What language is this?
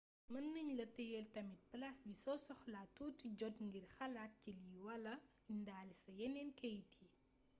Wolof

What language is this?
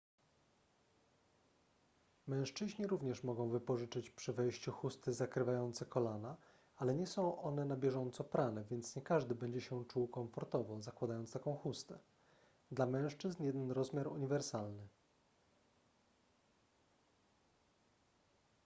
Polish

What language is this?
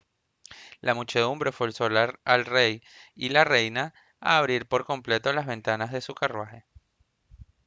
Spanish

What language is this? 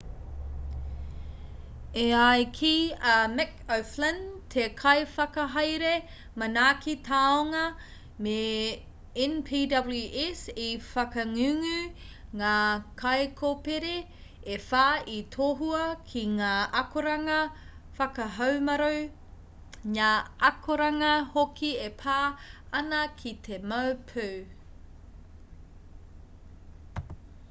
Māori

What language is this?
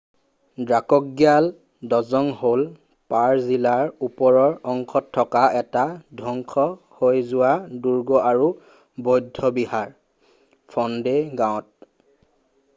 Assamese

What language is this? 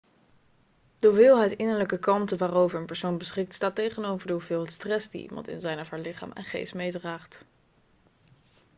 Dutch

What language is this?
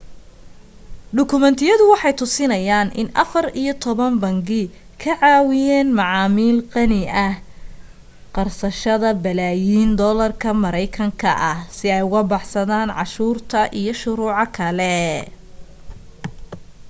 Somali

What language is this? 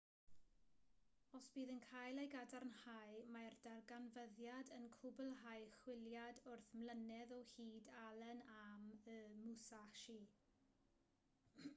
Welsh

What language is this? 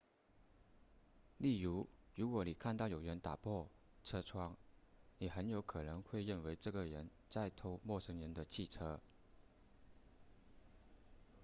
Chinese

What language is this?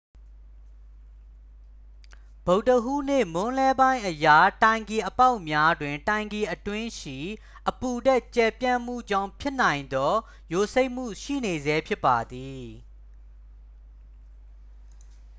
Burmese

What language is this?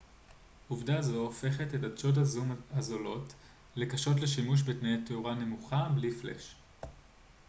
Hebrew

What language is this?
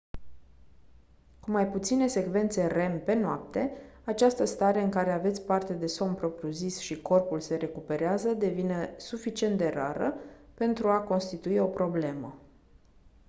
Romanian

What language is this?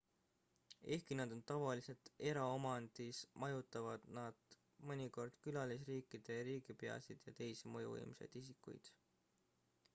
Estonian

